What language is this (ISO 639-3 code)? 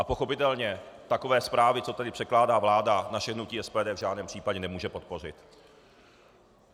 ces